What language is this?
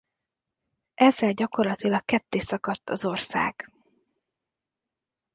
Hungarian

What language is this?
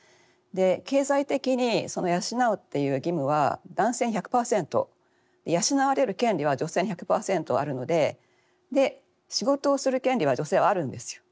Japanese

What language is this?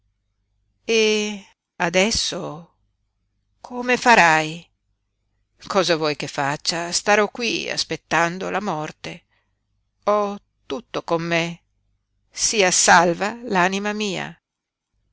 Italian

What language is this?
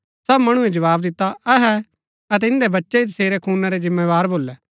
Gaddi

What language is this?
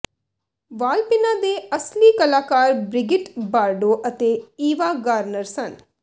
Punjabi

